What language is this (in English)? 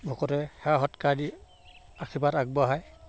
Assamese